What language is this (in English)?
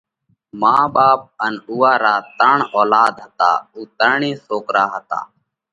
Parkari Koli